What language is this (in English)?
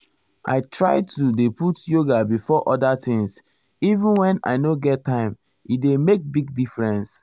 Nigerian Pidgin